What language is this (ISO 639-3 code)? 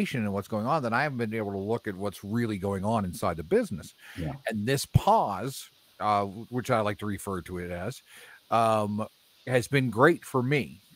eng